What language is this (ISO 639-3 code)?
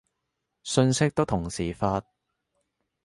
yue